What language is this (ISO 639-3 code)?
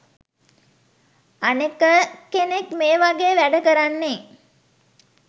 sin